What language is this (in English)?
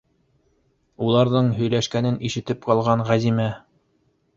Bashkir